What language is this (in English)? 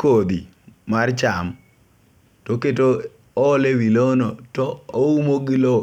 Luo (Kenya and Tanzania)